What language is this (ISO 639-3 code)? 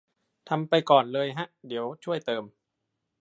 tha